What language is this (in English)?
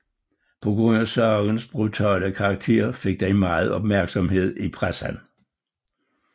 Danish